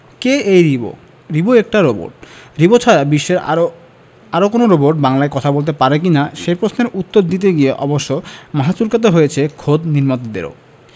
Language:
Bangla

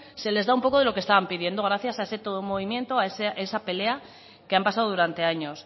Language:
Spanish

